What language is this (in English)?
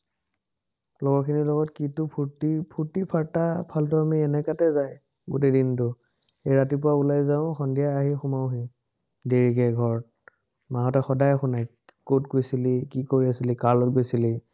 Assamese